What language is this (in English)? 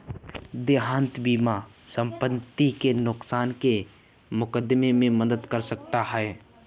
Hindi